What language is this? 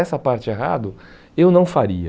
Portuguese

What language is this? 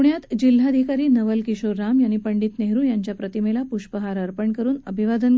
Marathi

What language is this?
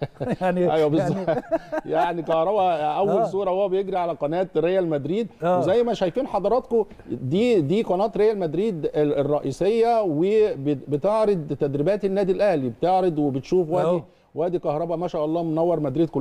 Arabic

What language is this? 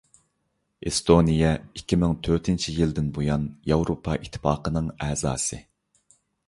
Uyghur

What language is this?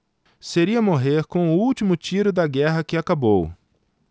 Portuguese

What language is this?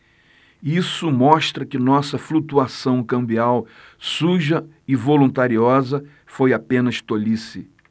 Portuguese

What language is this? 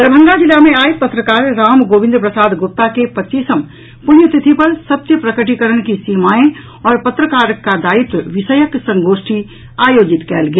Maithili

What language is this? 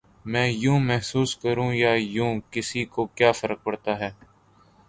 Urdu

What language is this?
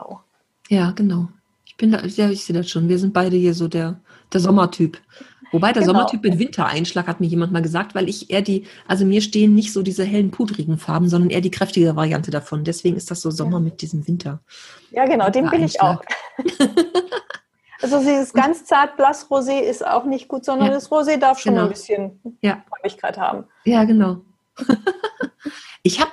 German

